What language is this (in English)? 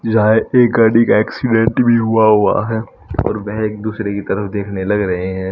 Hindi